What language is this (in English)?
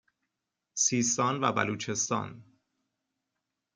Persian